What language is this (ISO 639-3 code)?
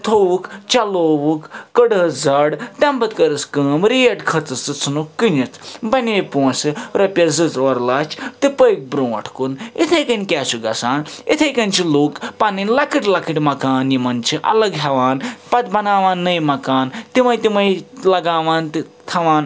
kas